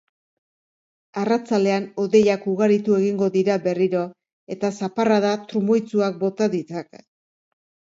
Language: Basque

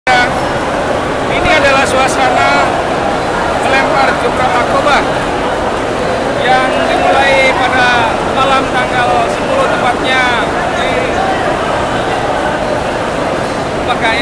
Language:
Indonesian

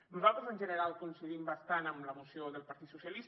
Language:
Catalan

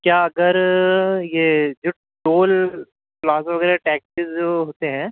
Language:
Urdu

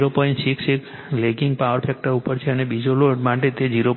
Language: Gujarati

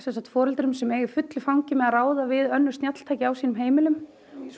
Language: Icelandic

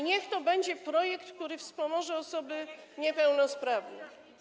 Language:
Polish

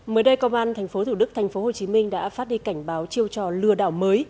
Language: Vietnamese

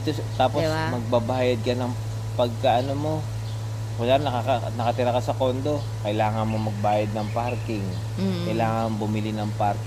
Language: Filipino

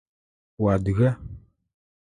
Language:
Adyghe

